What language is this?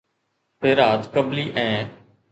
Sindhi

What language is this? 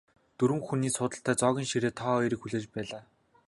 Mongolian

